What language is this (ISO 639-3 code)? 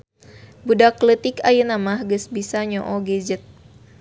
sun